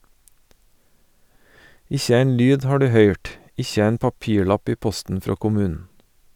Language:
Norwegian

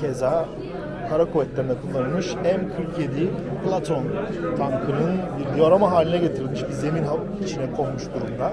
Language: Turkish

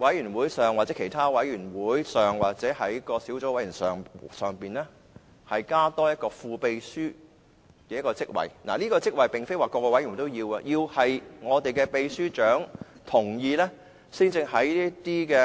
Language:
Cantonese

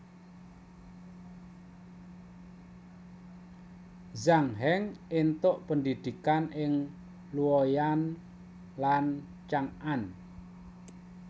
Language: Javanese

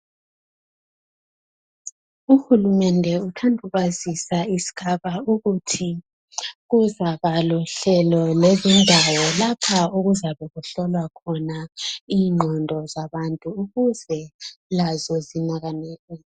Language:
North Ndebele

